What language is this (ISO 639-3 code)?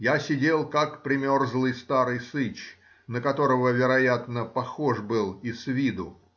rus